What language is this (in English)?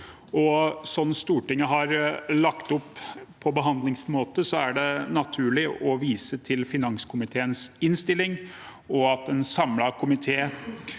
Norwegian